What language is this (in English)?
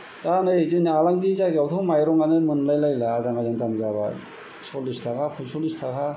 Bodo